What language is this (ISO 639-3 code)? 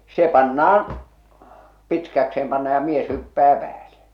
fin